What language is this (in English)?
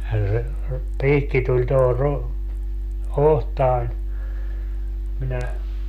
Finnish